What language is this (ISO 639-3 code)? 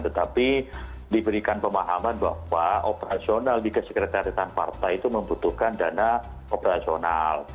ind